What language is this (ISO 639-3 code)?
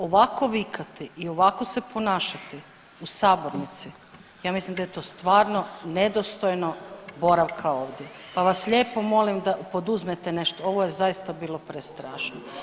hrv